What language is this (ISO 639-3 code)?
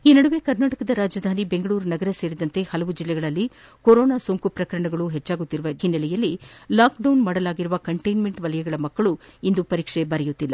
kan